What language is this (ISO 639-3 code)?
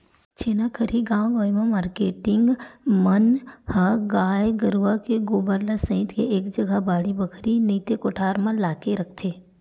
hne